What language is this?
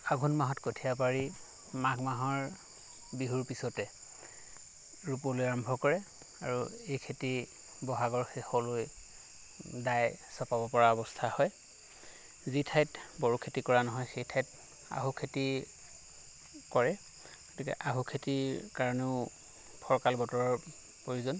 Assamese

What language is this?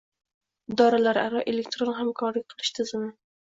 Uzbek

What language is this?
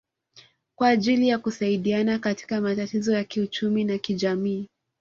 Swahili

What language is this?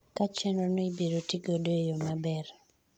Luo (Kenya and Tanzania)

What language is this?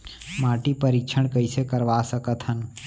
Chhattisgarhi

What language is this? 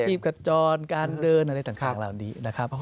Thai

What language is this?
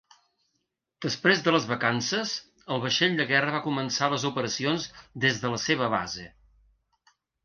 Catalan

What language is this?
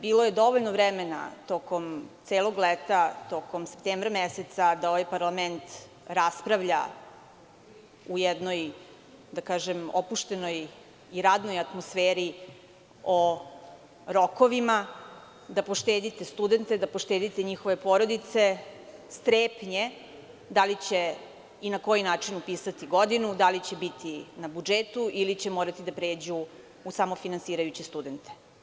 Serbian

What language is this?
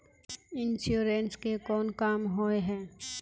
Magahi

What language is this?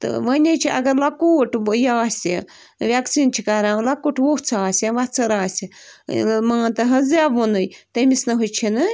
Kashmiri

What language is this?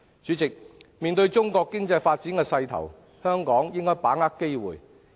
Cantonese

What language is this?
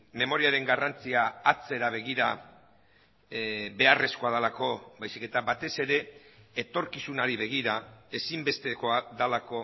Basque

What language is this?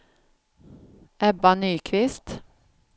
Swedish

